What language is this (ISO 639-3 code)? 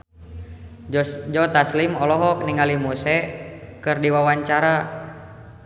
sun